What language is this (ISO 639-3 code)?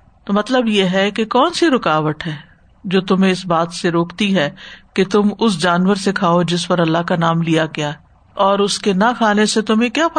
urd